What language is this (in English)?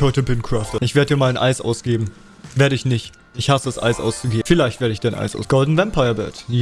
German